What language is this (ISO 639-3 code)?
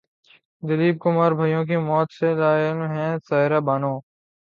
urd